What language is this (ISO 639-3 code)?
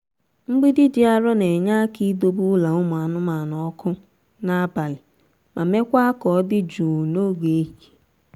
ibo